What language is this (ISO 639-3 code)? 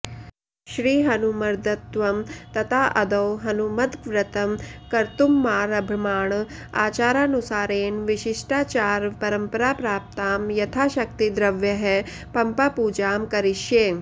san